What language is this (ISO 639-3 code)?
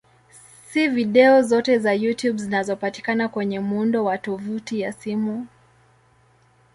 swa